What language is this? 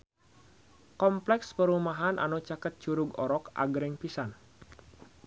Sundanese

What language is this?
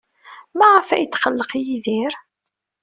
Kabyle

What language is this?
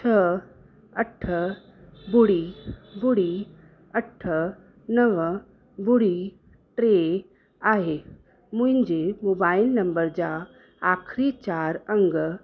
Sindhi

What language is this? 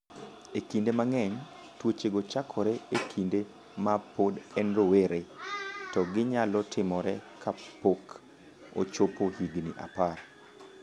Luo (Kenya and Tanzania)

